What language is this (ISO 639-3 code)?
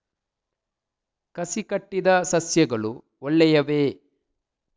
kan